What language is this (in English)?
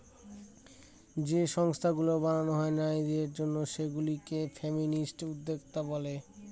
Bangla